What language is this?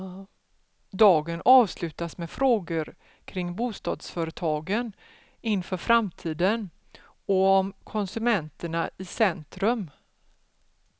Swedish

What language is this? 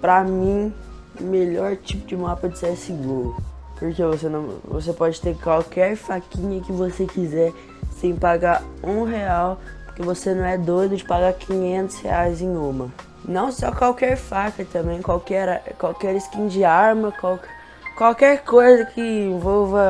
Portuguese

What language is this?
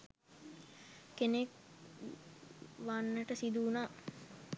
Sinhala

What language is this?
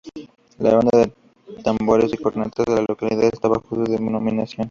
Spanish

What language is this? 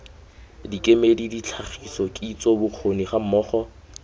Tswana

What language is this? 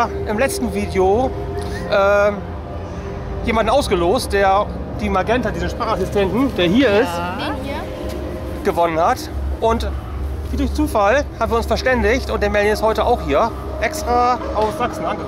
German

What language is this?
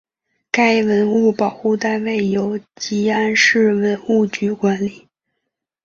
Chinese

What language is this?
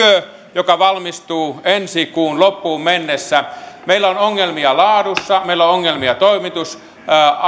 Finnish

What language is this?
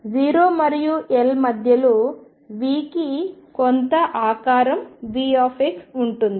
Telugu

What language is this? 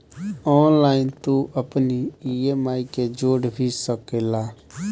Bhojpuri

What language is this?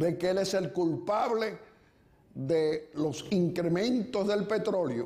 Spanish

